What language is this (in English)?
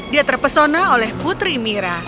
Indonesian